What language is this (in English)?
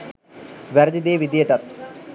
Sinhala